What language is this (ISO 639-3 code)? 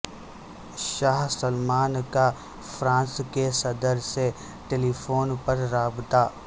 urd